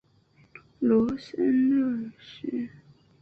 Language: Chinese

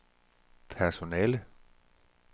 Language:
Danish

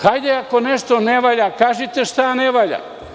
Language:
Serbian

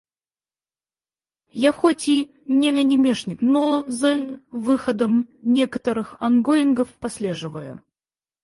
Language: Russian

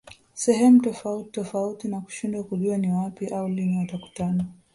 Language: Swahili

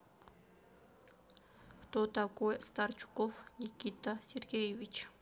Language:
Russian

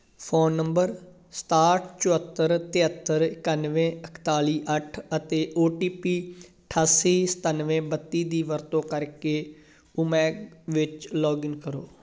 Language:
Punjabi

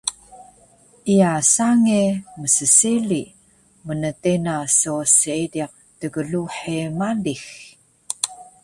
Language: Taroko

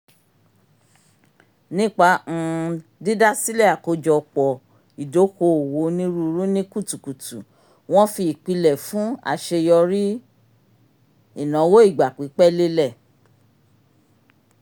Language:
Yoruba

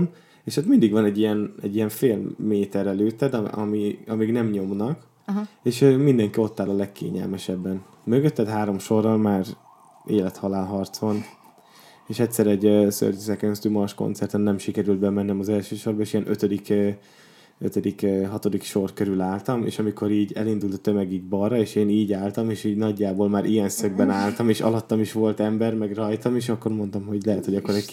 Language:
Hungarian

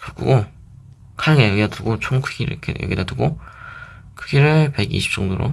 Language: Korean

